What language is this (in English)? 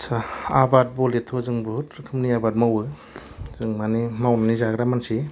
Bodo